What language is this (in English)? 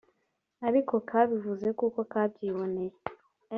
Kinyarwanda